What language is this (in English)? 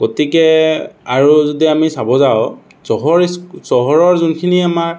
Assamese